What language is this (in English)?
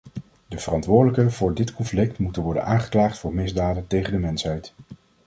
Dutch